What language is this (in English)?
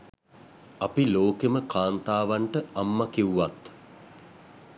Sinhala